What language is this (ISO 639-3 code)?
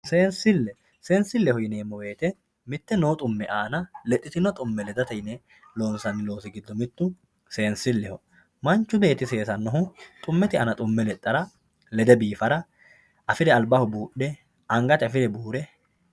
sid